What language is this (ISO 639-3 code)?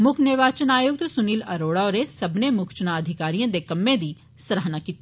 doi